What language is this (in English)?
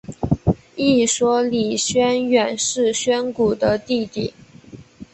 Chinese